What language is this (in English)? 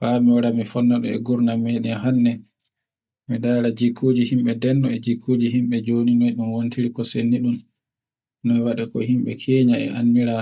Borgu Fulfulde